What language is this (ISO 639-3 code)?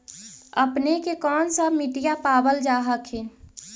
mag